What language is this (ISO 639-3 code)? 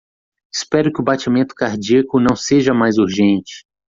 por